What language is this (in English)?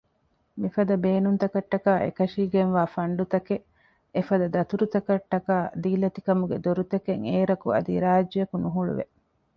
Divehi